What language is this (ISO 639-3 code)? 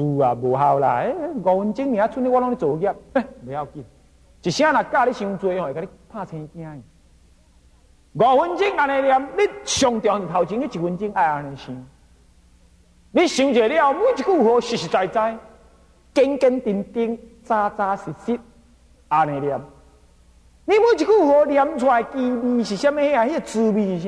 zho